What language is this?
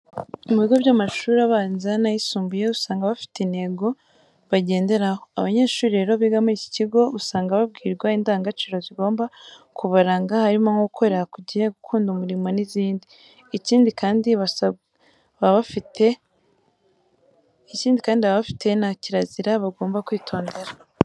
Kinyarwanda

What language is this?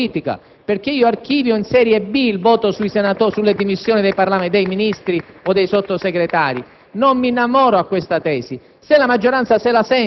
Italian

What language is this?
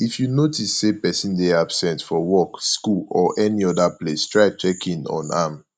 Nigerian Pidgin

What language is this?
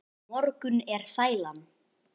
Icelandic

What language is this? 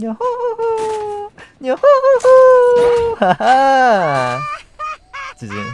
Korean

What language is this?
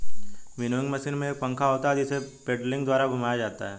Hindi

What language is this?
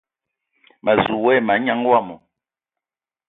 Ewondo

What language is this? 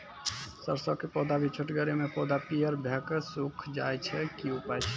Maithili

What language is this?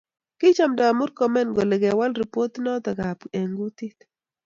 Kalenjin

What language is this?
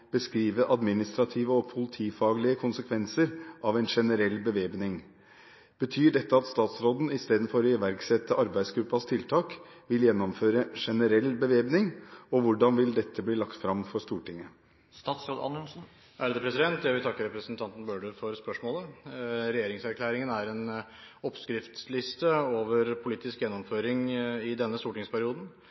Norwegian Bokmål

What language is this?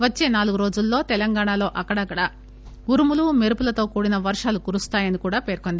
Telugu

